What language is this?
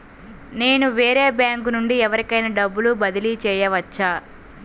Telugu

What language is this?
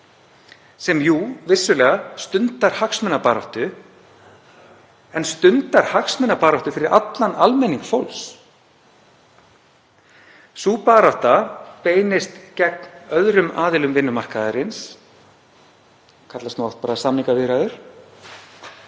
Icelandic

